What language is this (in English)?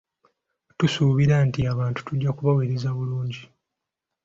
Ganda